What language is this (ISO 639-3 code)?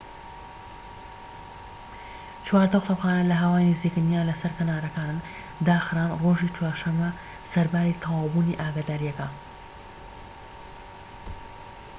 ckb